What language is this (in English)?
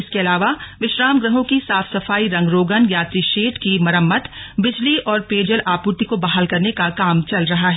Hindi